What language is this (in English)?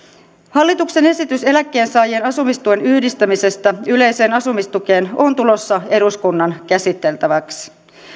Finnish